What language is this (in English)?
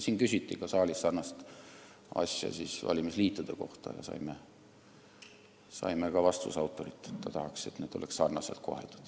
Estonian